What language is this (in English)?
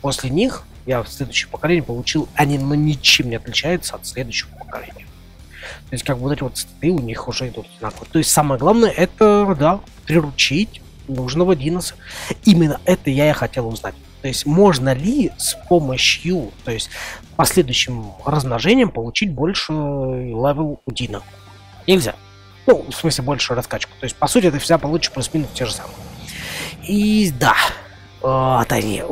Russian